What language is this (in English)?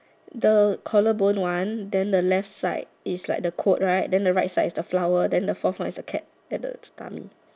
English